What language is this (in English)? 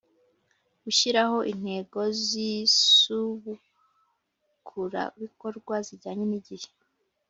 Kinyarwanda